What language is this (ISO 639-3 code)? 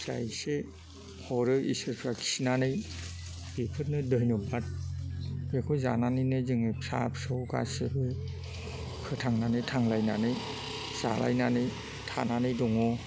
brx